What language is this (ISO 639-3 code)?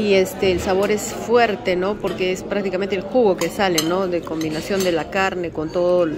spa